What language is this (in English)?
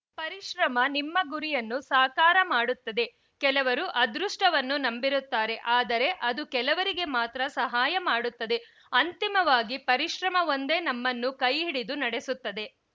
Kannada